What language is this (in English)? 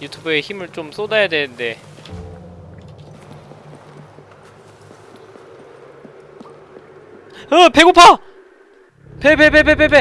Korean